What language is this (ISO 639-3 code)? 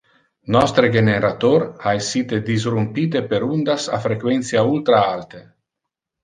ina